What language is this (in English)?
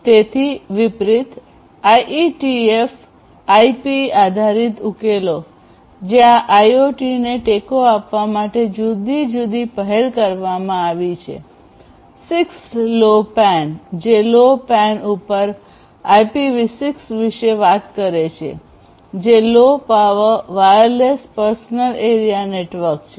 Gujarati